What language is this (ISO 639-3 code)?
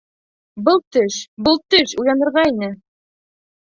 bak